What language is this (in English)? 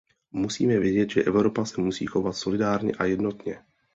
Czech